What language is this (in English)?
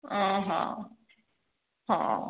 Odia